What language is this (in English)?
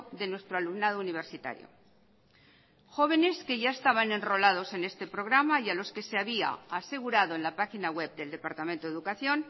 Spanish